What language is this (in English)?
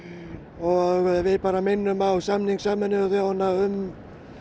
Icelandic